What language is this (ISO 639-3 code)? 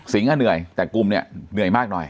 tha